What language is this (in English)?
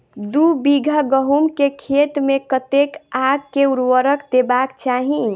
Maithili